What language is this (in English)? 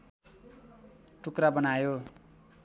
Nepali